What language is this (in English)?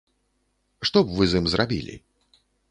Belarusian